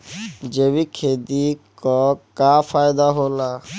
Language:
Bhojpuri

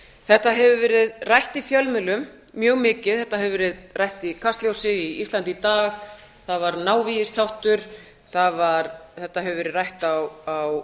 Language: Icelandic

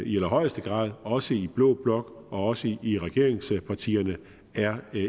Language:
Danish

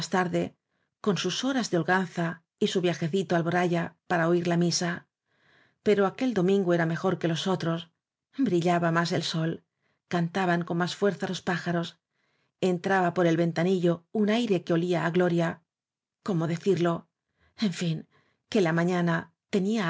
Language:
Spanish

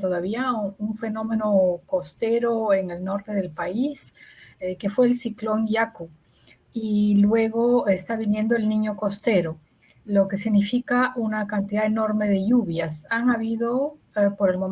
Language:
Spanish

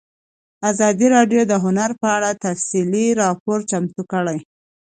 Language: Pashto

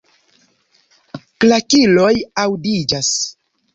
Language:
Esperanto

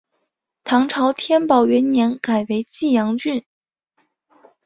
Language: Chinese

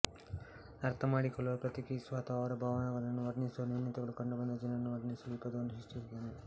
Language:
Kannada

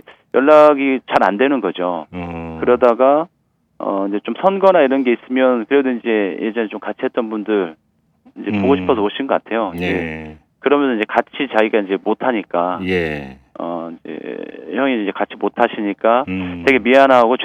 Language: Korean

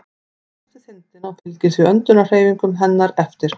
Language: Icelandic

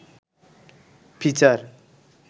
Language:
Bangla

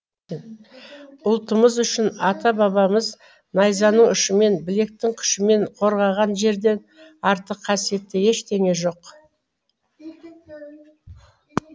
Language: Kazakh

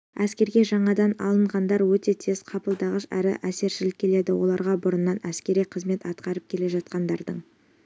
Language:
Kazakh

